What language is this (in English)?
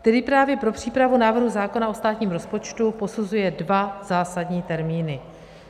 Czech